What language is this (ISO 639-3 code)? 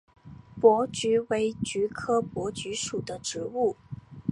zho